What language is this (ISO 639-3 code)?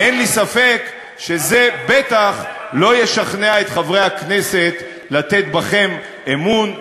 heb